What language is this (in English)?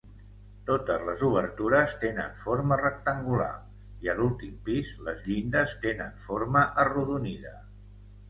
Catalan